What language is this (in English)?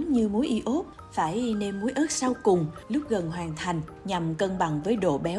Vietnamese